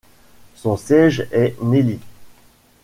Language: French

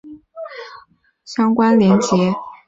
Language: Chinese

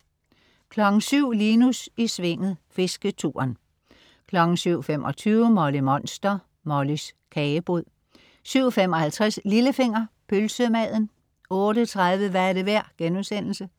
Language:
Danish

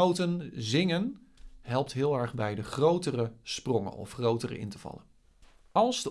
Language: Dutch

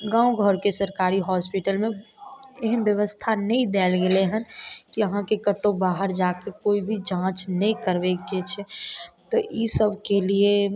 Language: Maithili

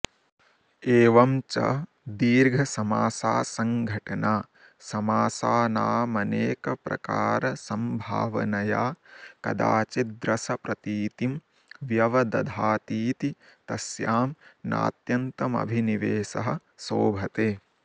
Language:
Sanskrit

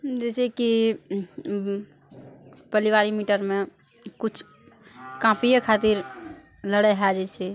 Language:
Maithili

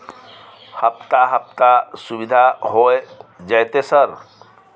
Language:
Maithili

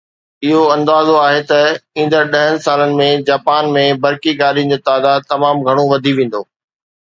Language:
Sindhi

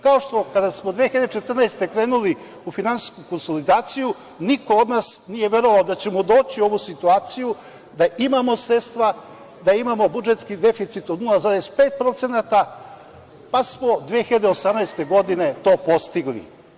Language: Serbian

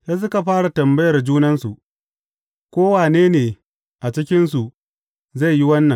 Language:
Hausa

